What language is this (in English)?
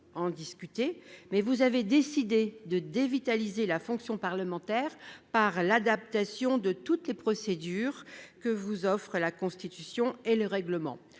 French